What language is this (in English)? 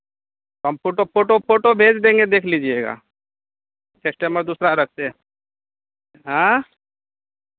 Hindi